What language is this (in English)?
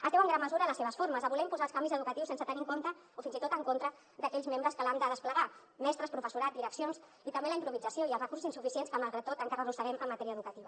Catalan